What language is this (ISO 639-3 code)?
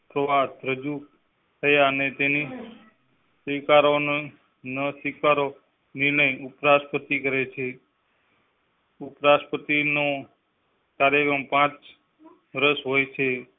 guj